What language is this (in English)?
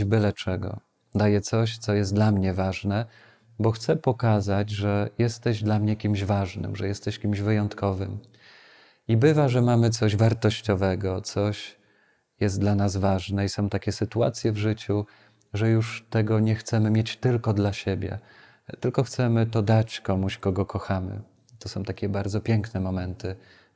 Polish